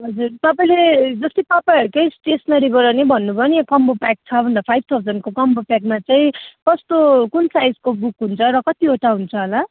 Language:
Nepali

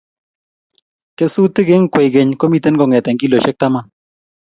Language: Kalenjin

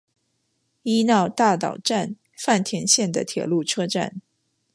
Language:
Chinese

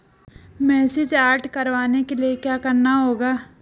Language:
Hindi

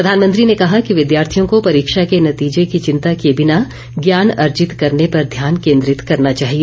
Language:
Hindi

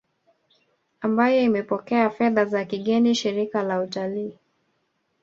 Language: Swahili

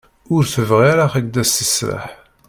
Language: Kabyle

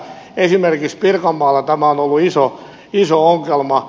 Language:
Finnish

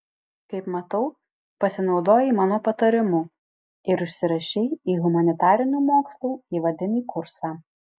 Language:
Lithuanian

